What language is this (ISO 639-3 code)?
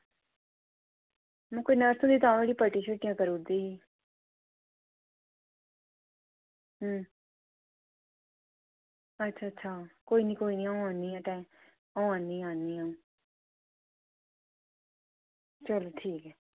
doi